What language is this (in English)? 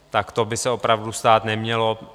Czech